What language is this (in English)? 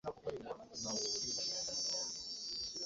Ganda